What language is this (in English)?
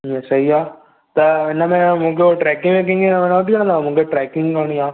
Sindhi